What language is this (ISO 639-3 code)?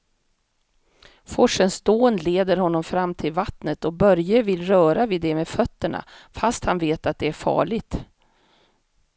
swe